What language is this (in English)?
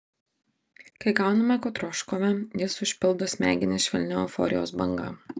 Lithuanian